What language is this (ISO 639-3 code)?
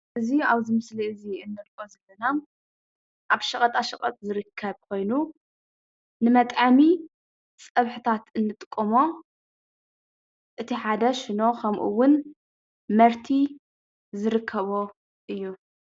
tir